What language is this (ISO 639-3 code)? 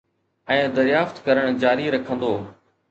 snd